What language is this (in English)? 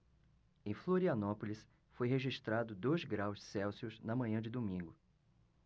Portuguese